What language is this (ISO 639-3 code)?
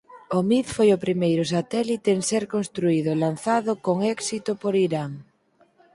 glg